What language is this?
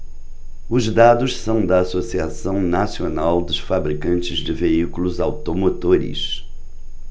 Portuguese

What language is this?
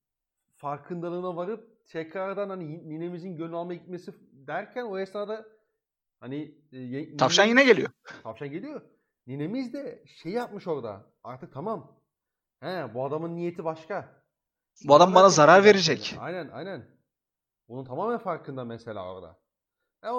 Turkish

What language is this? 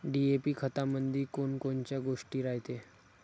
Marathi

